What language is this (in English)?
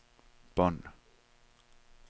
Danish